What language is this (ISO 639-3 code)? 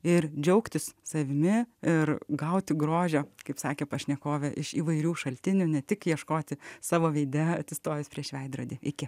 lit